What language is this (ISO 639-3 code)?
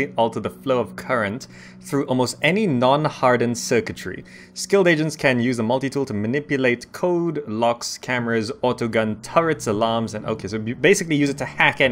eng